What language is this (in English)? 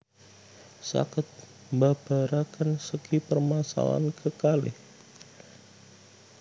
Javanese